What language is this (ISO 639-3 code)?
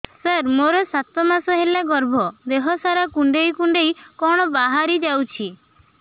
ori